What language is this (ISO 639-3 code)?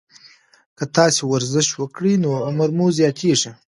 pus